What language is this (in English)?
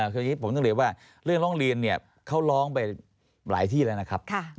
Thai